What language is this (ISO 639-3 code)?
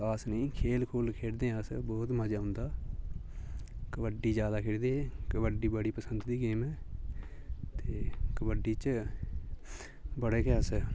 doi